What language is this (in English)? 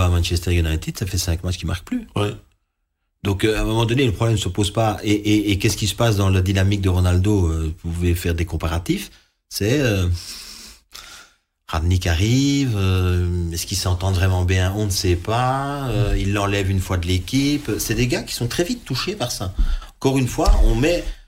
French